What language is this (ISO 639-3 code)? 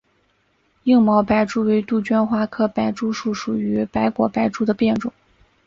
zho